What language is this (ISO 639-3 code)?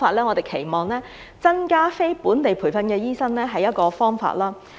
yue